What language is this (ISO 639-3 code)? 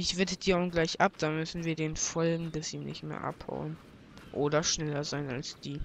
deu